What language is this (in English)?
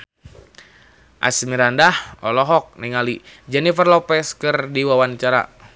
Sundanese